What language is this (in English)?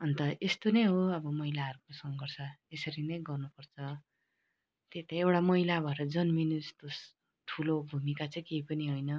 Nepali